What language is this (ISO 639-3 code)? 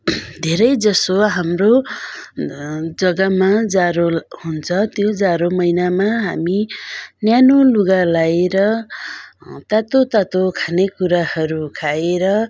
nep